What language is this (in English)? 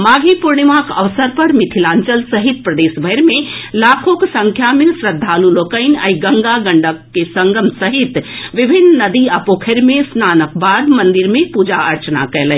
Maithili